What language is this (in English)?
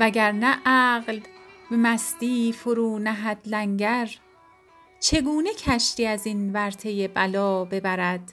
Persian